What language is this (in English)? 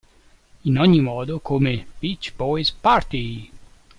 Italian